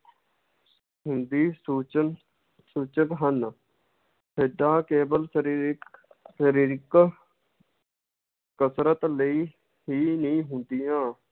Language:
Punjabi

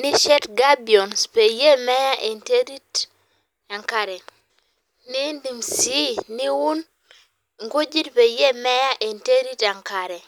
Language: Masai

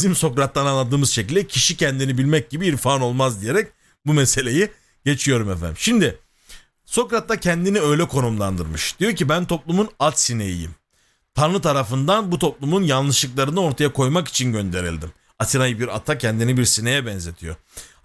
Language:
Turkish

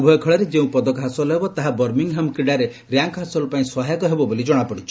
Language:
Odia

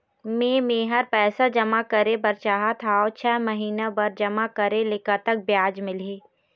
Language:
Chhattisgarhi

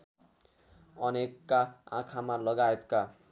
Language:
Nepali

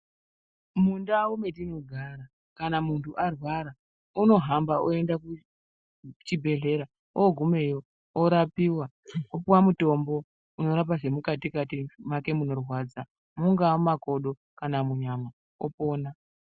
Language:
Ndau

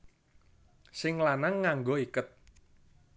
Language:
Javanese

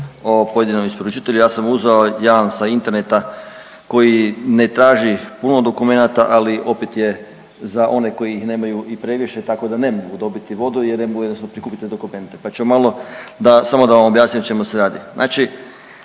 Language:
Croatian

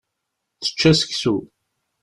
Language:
Kabyle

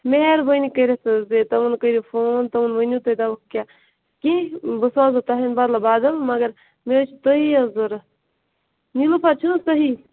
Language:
Kashmiri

